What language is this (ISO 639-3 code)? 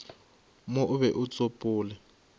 nso